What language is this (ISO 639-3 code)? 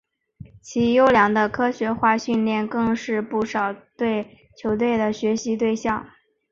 zho